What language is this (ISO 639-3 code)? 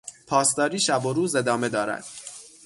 fas